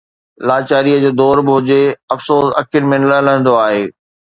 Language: Sindhi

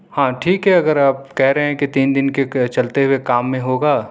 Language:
Urdu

